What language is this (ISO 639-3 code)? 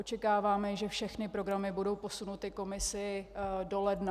ces